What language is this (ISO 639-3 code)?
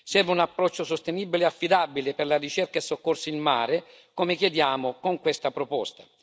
ita